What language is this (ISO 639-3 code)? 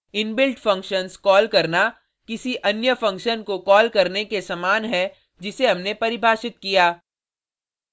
hin